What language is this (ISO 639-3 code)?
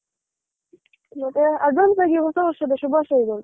kan